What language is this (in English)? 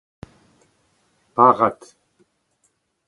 Breton